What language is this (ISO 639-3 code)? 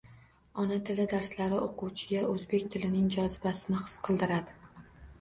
uzb